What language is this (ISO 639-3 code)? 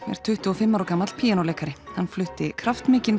isl